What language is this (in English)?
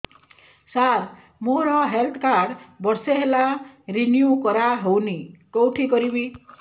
Odia